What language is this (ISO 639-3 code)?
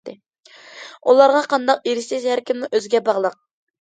uig